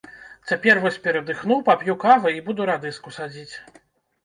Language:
Belarusian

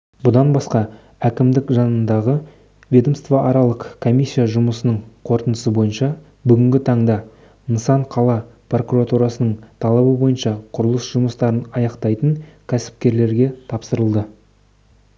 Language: Kazakh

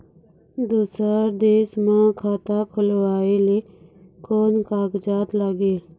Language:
Chhattisgarhi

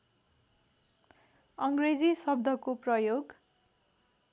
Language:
Nepali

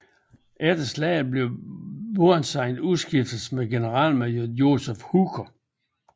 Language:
Danish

